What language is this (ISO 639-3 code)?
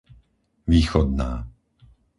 slk